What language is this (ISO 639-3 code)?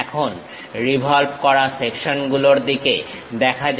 ben